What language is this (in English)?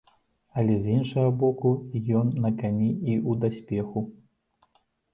Belarusian